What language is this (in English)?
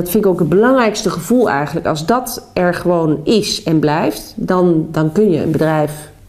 Dutch